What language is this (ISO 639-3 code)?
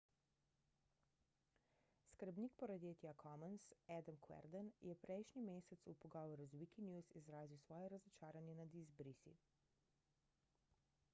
slv